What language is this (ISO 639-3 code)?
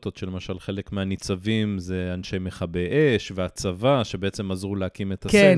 heb